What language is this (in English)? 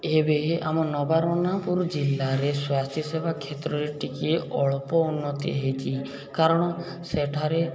Odia